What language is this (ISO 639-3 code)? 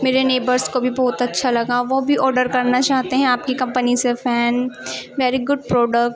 urd